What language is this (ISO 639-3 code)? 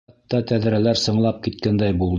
bak